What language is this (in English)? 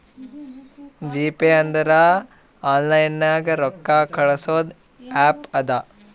Kannada